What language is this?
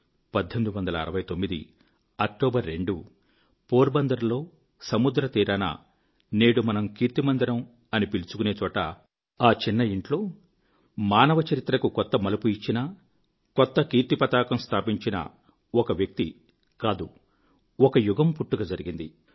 Telugu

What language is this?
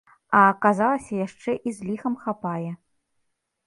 Belarusian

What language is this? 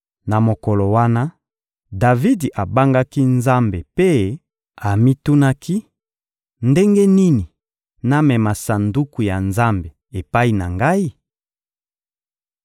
Lingala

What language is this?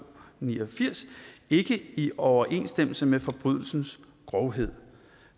Danish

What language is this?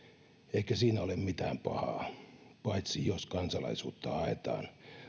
Finnish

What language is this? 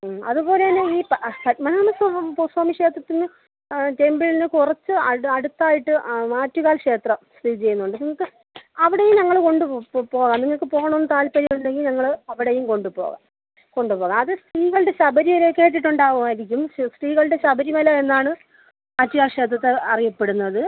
Malayalam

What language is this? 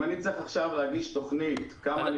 Hebrew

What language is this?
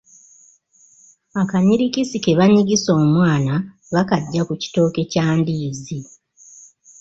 Ganda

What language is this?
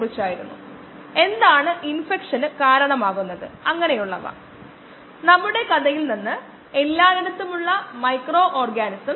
Malayalam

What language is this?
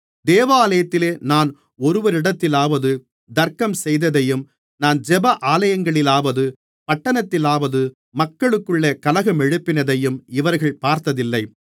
Tamil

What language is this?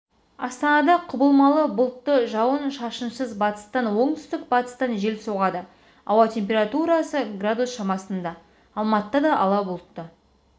Kazakh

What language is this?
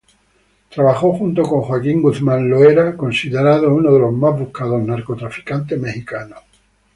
Spanish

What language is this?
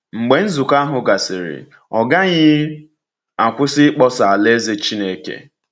Igbo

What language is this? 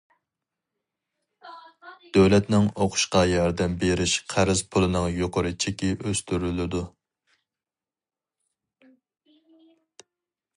Uyghur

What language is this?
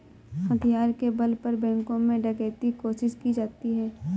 Hindi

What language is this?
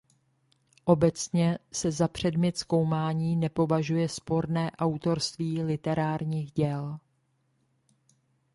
Czech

